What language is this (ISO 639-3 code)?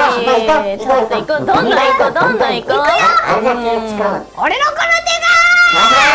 jpn